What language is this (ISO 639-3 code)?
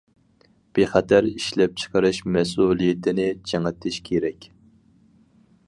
uig